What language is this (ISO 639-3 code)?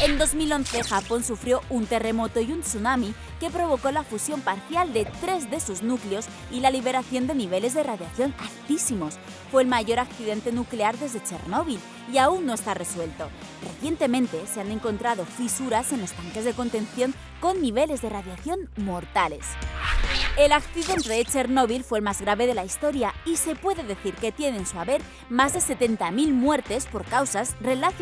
spa